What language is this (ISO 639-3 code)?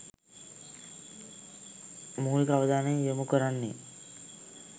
sin